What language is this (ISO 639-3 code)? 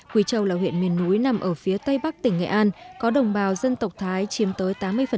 vie